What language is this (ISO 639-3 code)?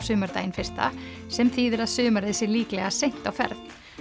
isl